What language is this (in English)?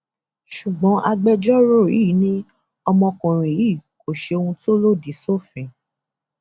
Yoruba